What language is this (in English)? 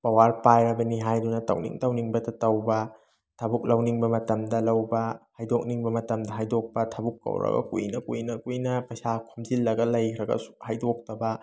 Manipuri